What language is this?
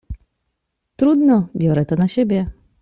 Polish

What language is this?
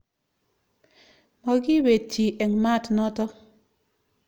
Kalenjin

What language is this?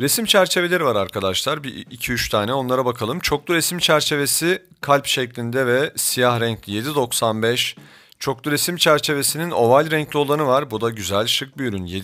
Turkish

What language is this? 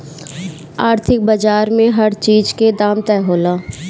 Bhojpuri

